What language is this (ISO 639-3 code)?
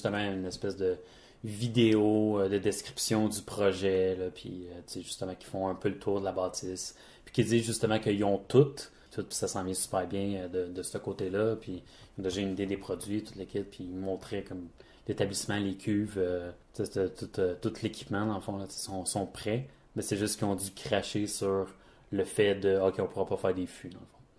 fra